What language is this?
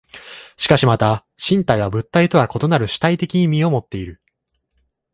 Japanese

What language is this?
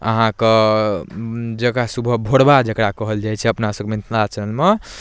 Maithili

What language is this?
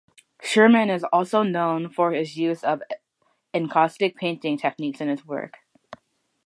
English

